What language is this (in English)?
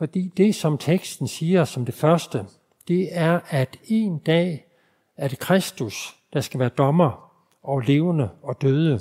Danish